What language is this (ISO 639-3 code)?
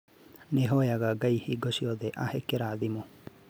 kik